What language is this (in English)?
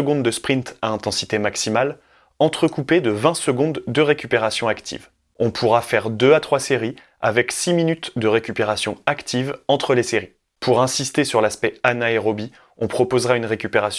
French